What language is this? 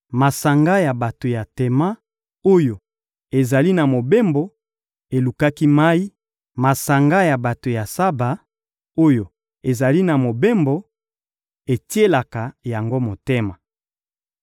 Lingala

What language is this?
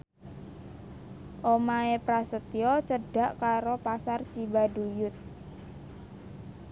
Javanese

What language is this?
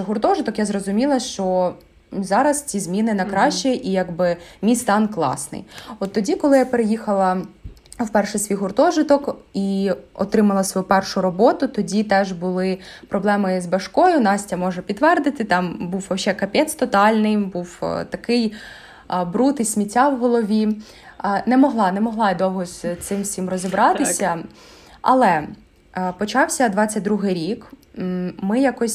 Ukrainian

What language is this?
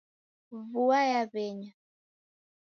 Taita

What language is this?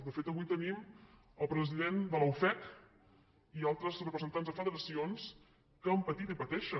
Catalan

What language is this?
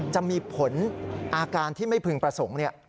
Thai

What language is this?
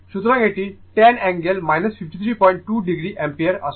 Bangla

